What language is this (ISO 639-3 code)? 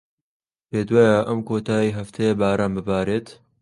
ckb